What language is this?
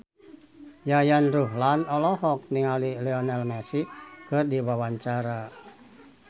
Sundanese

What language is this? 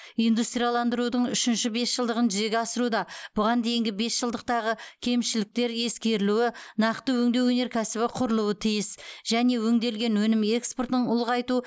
Kazakh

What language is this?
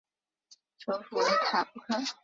Chinese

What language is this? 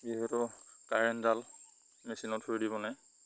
Assamese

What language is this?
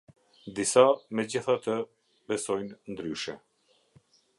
Albanian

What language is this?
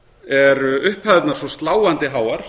Icelandic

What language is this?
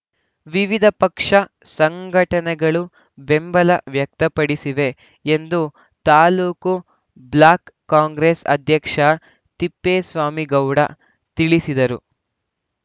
Kannada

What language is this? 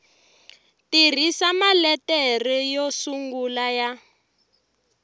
Tsonga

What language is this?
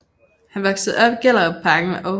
Danish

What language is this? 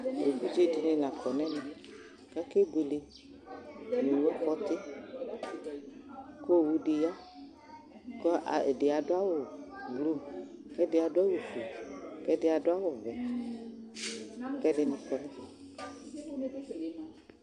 Ikposo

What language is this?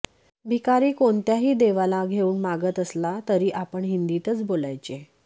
Marathi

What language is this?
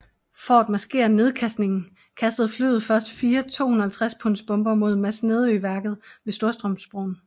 Danish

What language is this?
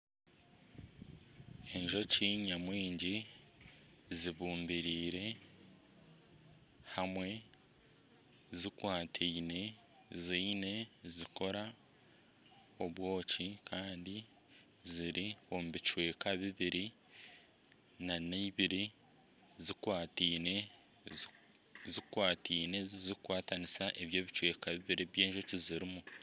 Nyankole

